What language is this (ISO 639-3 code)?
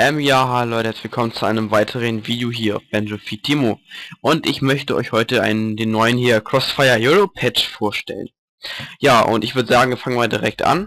deu